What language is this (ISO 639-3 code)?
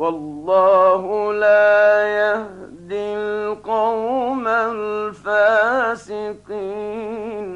ara